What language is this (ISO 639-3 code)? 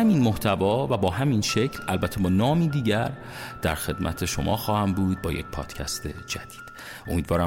fas